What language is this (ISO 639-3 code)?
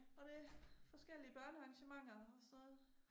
dan